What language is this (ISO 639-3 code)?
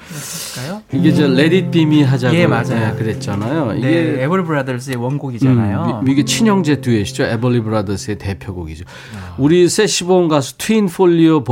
kor